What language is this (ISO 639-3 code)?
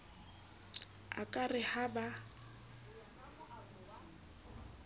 sot